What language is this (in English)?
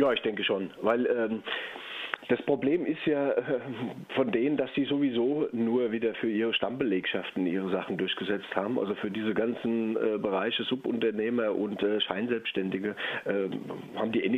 German